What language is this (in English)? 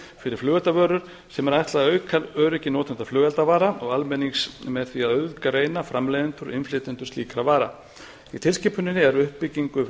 Icelandic